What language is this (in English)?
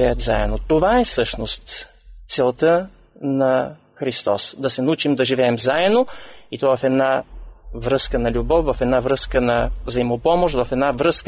Bulgarian